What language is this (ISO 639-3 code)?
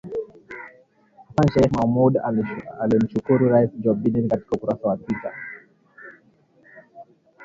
swa